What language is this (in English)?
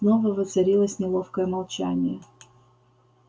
Russian